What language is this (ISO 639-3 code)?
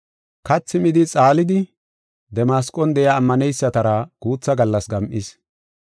gof